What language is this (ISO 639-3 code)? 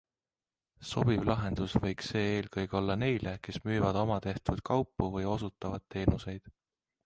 est